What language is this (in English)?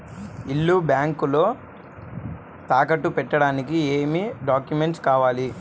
Telugu